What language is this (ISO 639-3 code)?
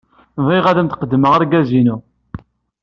kab